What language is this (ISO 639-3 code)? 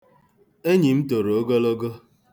ibo